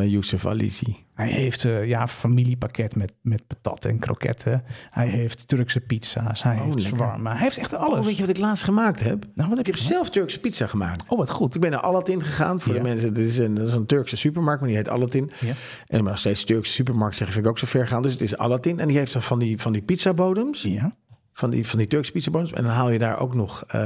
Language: Dutch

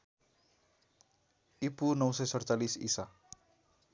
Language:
Nepali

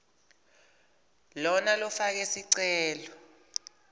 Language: Swati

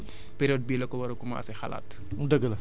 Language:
Wolof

